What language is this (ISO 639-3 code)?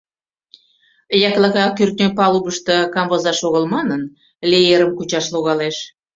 chm